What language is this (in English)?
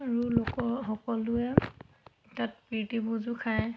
Assamese